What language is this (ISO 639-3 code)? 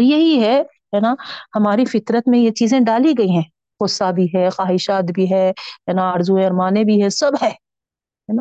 urd